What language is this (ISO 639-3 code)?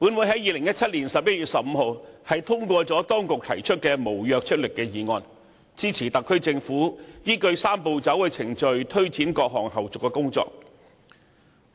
yue